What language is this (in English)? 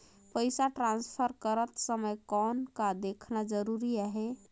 Chhattisgarhi